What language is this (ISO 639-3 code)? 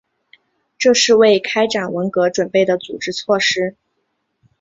zho